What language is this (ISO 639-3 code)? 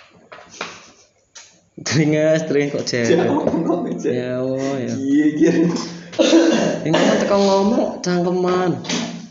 ind